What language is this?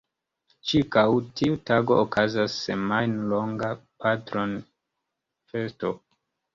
Esperanto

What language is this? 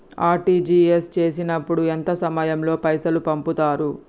Telugu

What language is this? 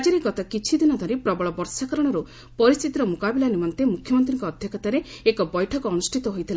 Odia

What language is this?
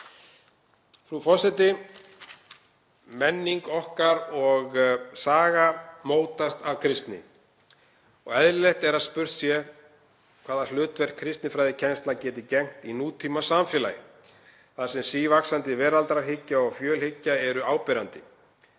Icelandic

